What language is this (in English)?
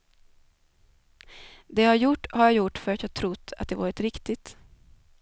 Swedish